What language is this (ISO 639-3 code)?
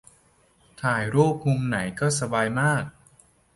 tha